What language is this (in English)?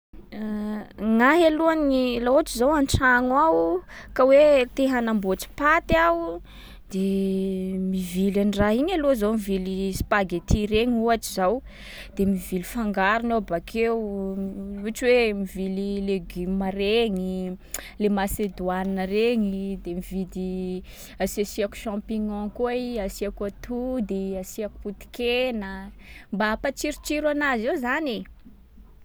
Sakalava Malagasy